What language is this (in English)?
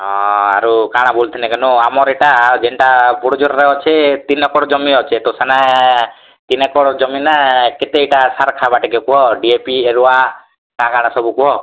Odia